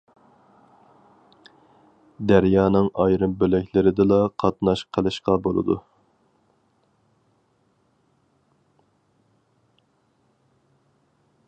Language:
Uyghur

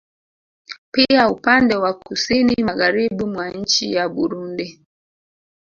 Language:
Swahili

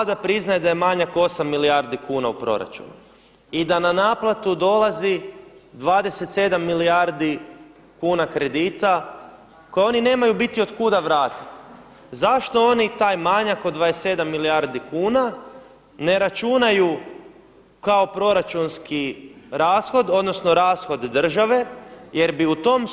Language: Croatian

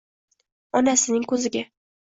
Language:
Uzbek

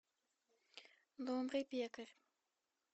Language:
Russian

